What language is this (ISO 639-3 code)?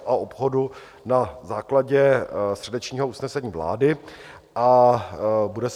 ces